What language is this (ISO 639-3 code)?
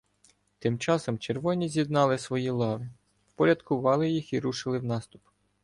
ukr